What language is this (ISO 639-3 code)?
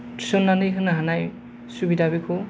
brx